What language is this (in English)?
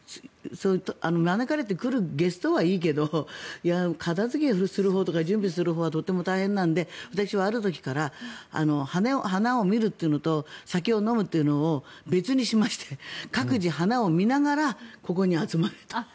Japanese